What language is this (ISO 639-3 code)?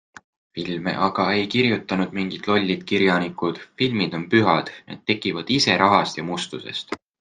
est